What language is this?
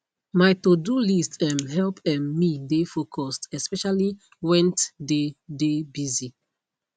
Nigerian Pidgin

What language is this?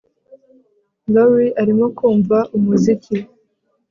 Kinyarwanda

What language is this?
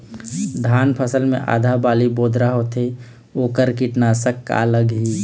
Chhattisgarhi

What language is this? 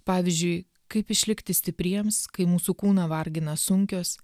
Lithuanian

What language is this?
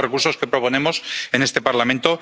Spanish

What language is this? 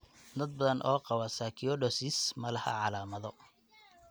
Somali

